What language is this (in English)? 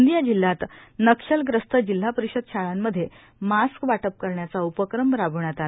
Marathi